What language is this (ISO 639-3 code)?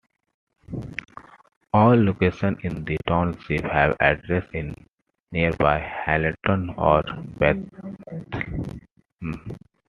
eng